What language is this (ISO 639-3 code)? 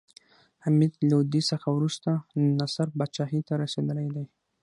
pus